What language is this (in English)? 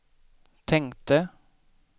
Swedish